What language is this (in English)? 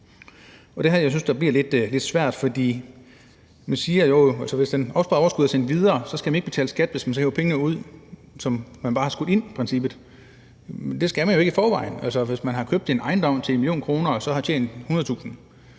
Danish